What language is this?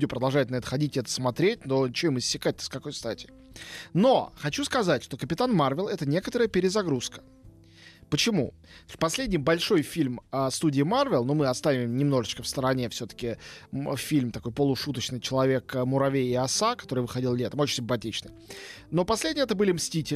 Russian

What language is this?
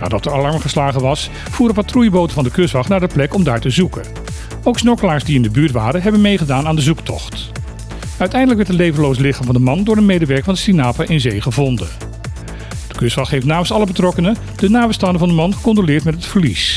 Dutch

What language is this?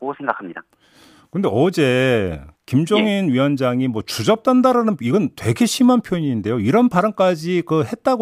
Korean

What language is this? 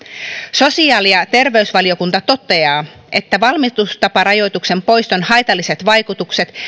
Finnish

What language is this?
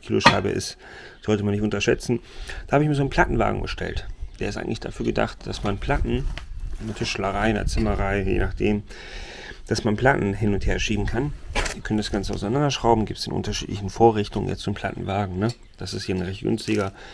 German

